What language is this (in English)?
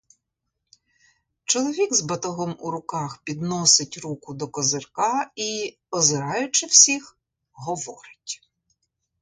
Ukrainian